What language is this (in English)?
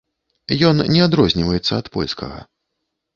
Belarusian